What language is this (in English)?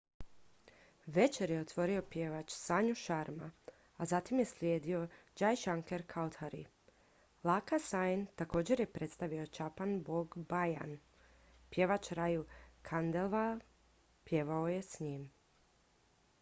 Croatian